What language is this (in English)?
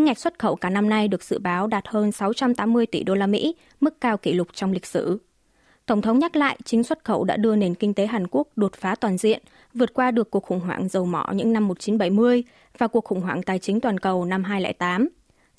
Vietnamese